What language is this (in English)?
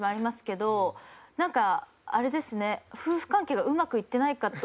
Japanese